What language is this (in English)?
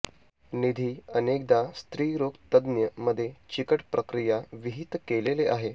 Marathi